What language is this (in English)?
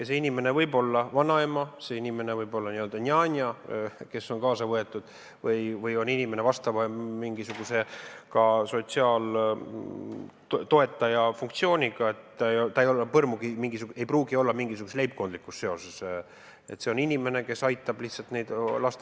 Estonian